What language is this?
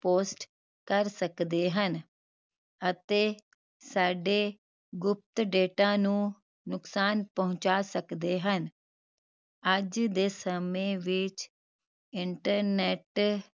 Punjabi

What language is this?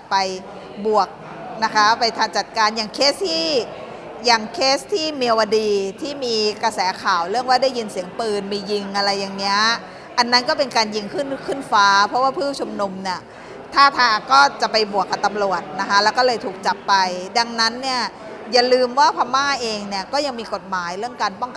Thai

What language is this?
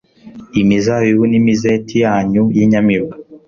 Kinyarwanda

